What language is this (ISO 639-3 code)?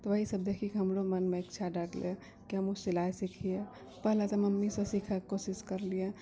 mai